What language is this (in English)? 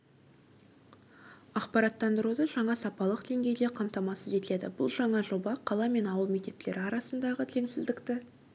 Kazakh